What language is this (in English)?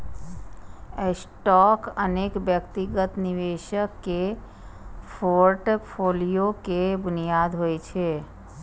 Maithili